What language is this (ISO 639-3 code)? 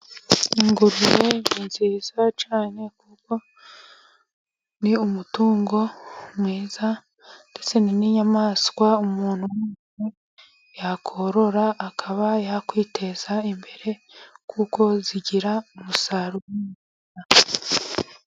kin